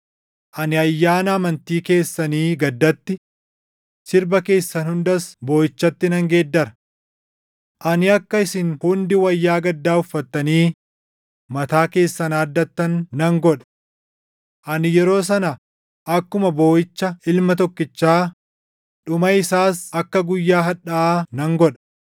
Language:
Oromo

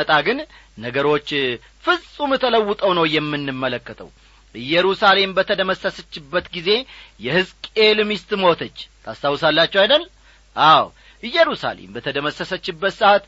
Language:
Amharic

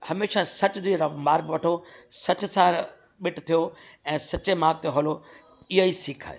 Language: Sindhi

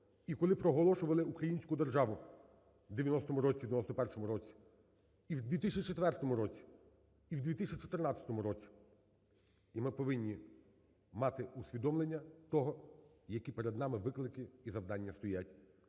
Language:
Ukrainian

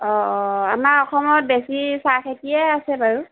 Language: Assamese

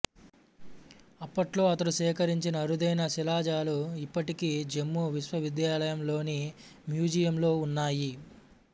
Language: Telugu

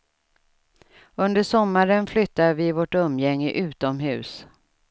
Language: Swedish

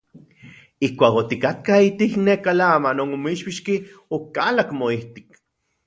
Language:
Central Puebla Nahuatl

